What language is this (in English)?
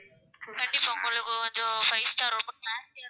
Tamil